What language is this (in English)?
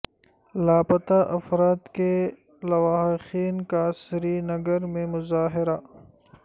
Urdu